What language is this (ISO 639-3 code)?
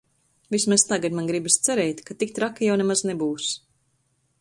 lav